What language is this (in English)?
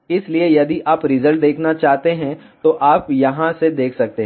Hindi